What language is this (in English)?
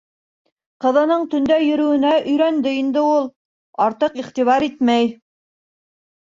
Bashkir